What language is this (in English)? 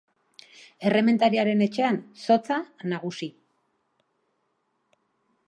Basque